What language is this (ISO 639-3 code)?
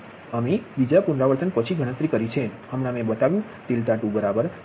guj